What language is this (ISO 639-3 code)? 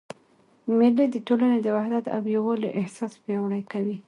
pus